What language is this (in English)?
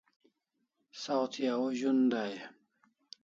Kalasha